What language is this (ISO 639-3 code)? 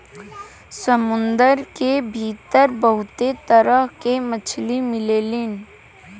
bho